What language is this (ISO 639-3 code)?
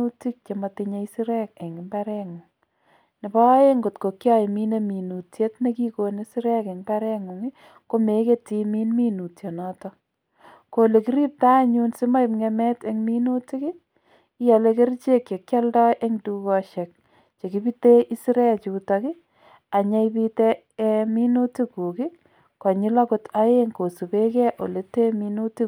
kln